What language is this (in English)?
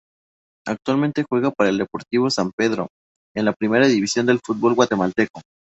Spanish